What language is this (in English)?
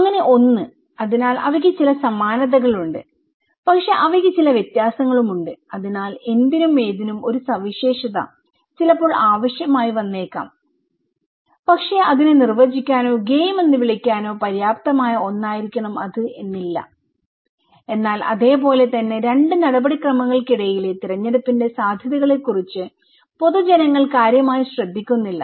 Malayalam